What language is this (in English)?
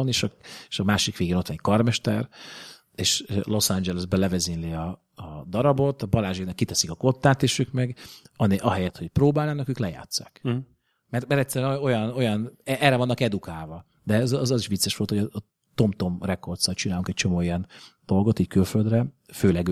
Hungarian